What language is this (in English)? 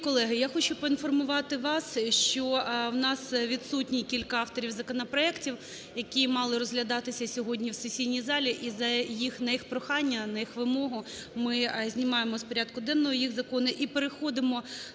Ukrainian